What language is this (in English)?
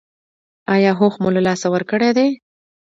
Pashto